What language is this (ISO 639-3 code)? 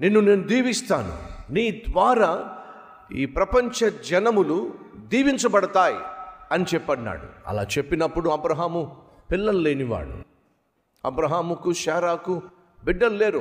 tel